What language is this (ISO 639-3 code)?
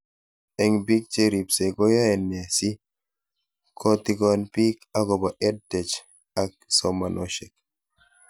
kln